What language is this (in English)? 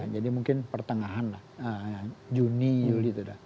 Indonesian